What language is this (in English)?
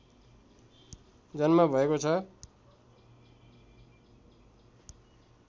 Nepali